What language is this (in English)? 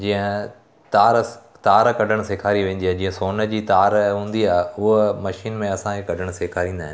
Sindhi